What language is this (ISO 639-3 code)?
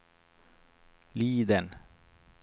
swe